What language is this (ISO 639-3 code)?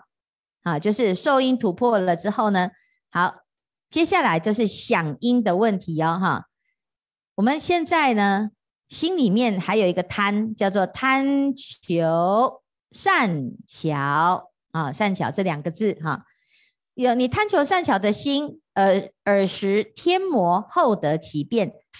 zho